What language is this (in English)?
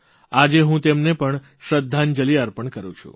Gujarati